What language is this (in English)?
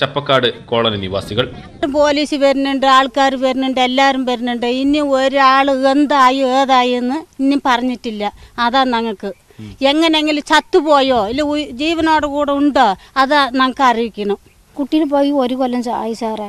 Turkish